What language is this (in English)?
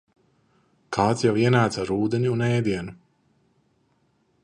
Latvian